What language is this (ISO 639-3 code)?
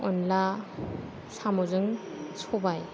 brx